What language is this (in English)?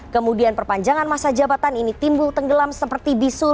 Indonesian